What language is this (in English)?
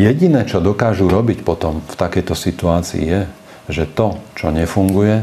Slovak